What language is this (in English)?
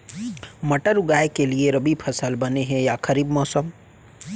Chhattisgarhi